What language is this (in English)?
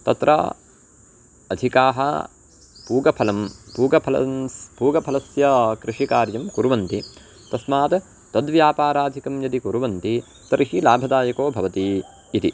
Sanskrit